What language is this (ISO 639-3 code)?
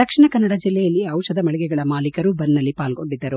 kan